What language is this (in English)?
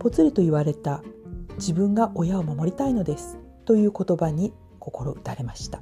Japanese